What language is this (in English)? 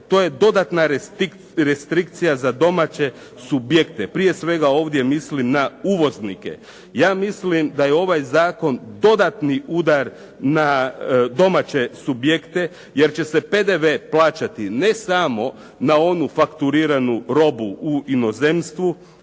Croatian